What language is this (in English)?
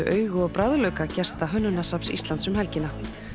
Icelandic